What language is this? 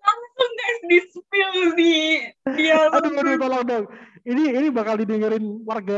Indonesian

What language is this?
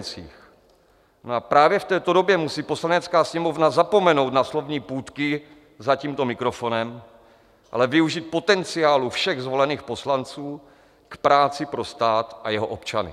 Czech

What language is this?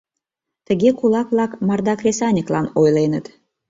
Mari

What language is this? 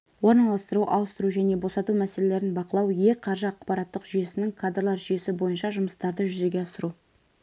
Kazakh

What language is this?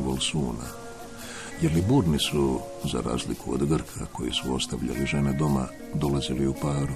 Croatian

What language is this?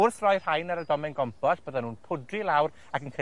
Welsh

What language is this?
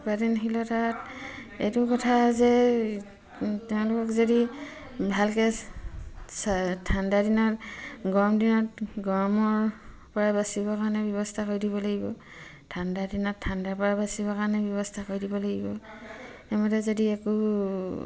Assamese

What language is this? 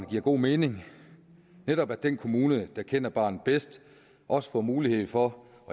Danish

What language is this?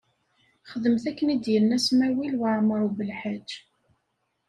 Kabyle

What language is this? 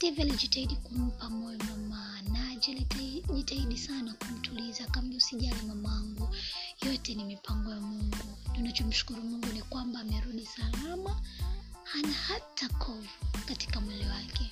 Swahili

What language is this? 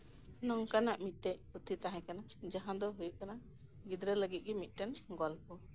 Santali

